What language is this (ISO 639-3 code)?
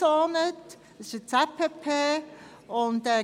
gsw